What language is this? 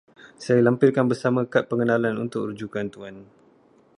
Malay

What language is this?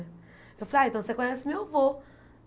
Portuguese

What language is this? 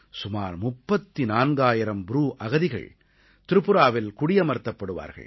Tamil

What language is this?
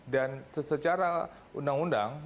Indonesian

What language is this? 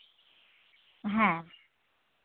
Santali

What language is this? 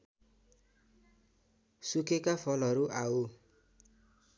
Nepali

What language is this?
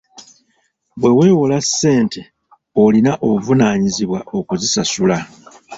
Ganda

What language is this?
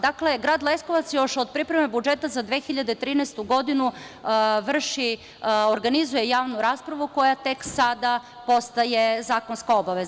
Serbian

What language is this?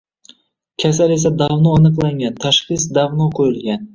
Uzbek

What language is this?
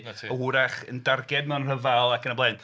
Welsh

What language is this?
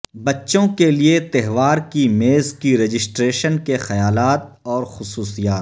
Urdu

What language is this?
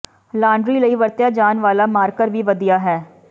Punjabi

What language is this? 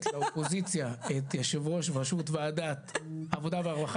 Hebrew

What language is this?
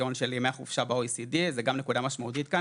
Hebrew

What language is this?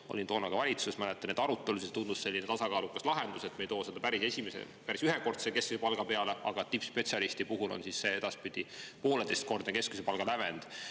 Estonian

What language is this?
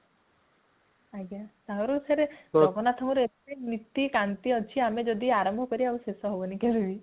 Odia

